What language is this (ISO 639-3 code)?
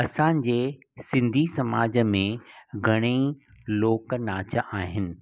snd